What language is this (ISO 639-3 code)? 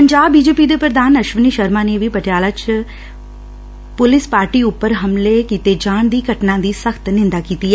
pan